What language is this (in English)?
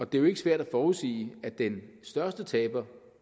Danish